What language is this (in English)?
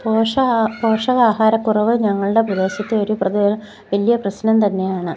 Malayalam